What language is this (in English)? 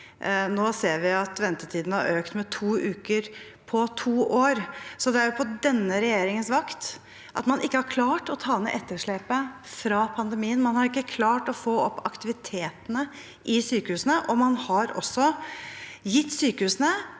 Norwegian